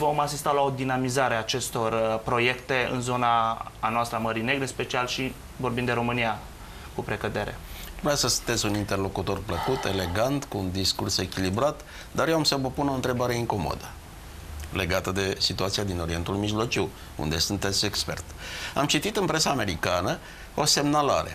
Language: Romanian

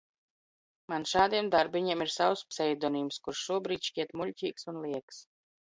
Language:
Latvian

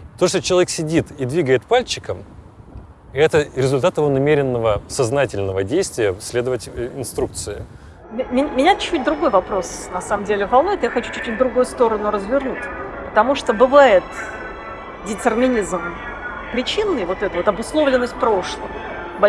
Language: Russian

